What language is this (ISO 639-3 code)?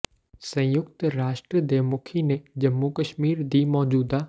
pan